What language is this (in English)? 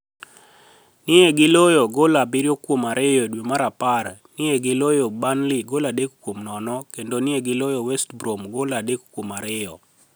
Luo (Kenya and Tanzania)